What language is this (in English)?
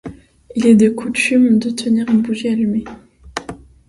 French